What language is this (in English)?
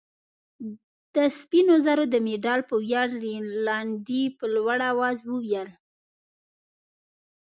Pashto